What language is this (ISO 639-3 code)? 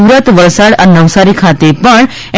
guj